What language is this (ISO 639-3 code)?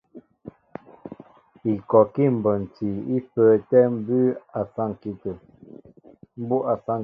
mbo